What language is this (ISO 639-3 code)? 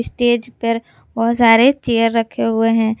hin